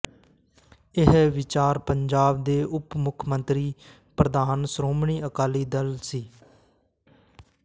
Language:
Punjabi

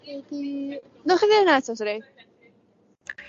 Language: Welsh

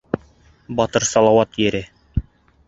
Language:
Bashkir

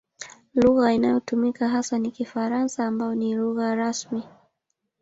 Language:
Swahili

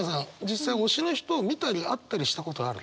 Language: Japanese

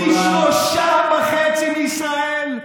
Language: Hebrew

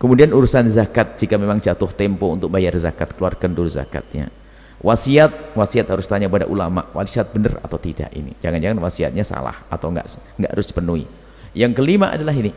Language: Indonesian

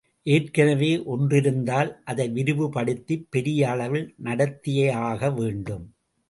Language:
Tamil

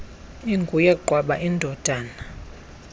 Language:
Xhosa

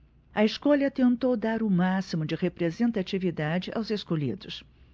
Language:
Portuguese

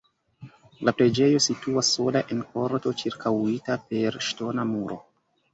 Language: Esperanto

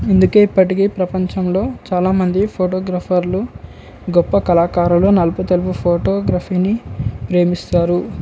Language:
Telugu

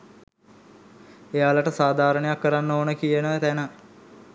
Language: Sinhala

